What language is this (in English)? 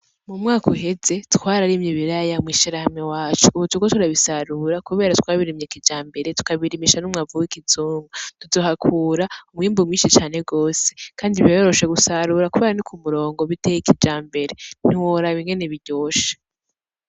Rundi